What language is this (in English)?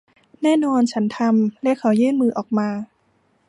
Thai